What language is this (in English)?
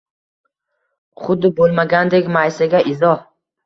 Uzbek